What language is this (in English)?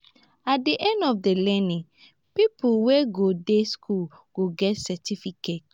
Nigerian Pidgin